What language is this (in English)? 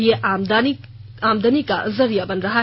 Hindi